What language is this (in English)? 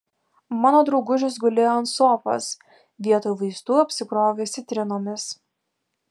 Lithuanian